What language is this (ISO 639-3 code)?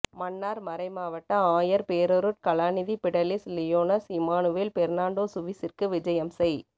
tam